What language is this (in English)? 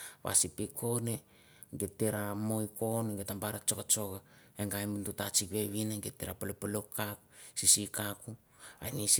Mandara